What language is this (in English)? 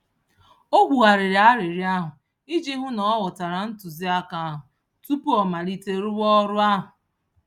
Igbo